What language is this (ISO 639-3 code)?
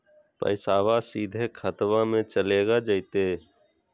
mag